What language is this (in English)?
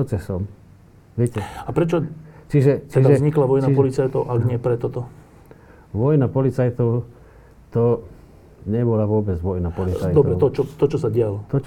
Slovak